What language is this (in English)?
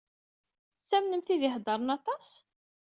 Kabyle